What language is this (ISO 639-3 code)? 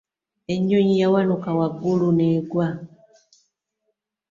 lug